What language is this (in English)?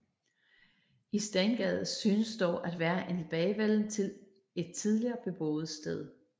Danish